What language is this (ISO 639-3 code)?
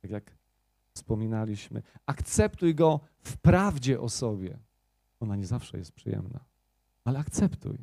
pol